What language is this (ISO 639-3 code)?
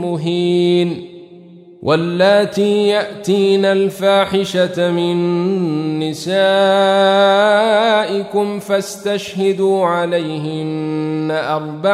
ara